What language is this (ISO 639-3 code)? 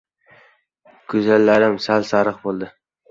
uzb